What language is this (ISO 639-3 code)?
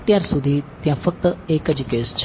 guj